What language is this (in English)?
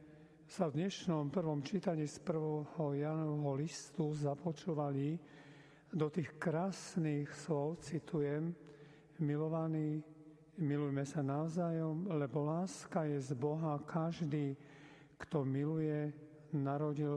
Slovak